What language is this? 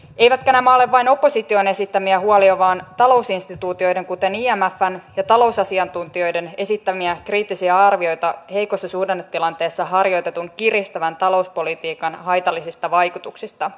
Finnish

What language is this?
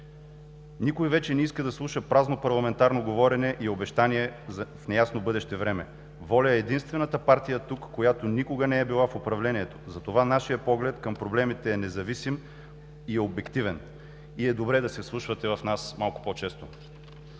Bulgarian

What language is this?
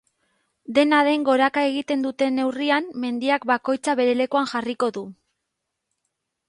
Basque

